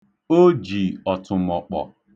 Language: Igbo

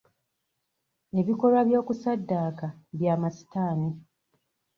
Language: Ganda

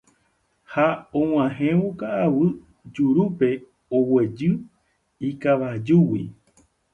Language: Guarani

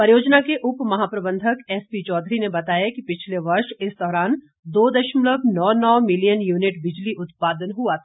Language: Hindi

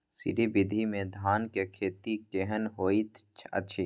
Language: Maithili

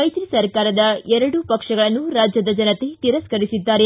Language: Kannada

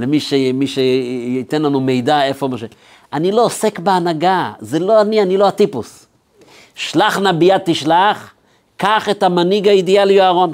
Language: Hebrew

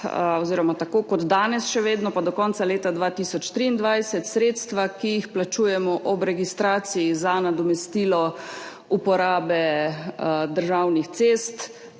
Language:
Slovenian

